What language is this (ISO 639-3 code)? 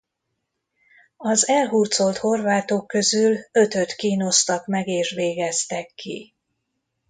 hun